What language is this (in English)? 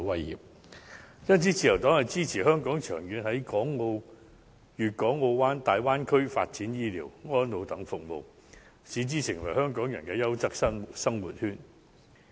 Cantonese